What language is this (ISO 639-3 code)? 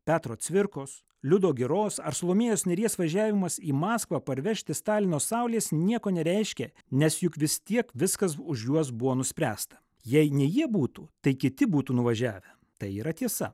lit